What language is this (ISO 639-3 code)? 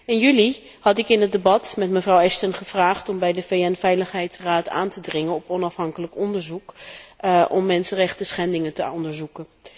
nld